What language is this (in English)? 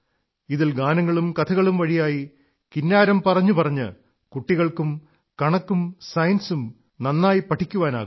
Malayalam